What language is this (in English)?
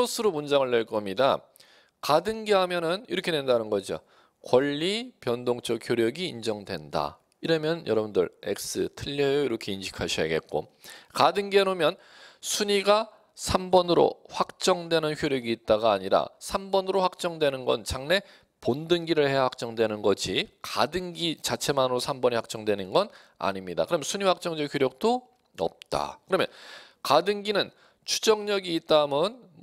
Korean